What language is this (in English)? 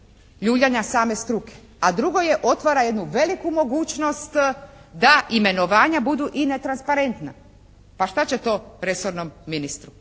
Croatian